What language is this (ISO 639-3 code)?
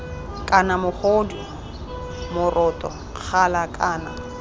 tsn